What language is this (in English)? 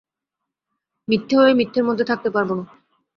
Bangla